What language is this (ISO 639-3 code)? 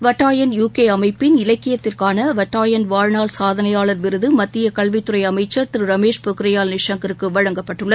tam